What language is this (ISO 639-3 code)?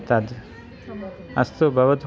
san